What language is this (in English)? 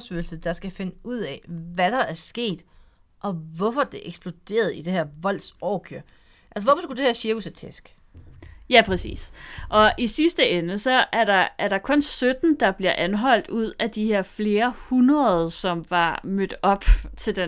Danish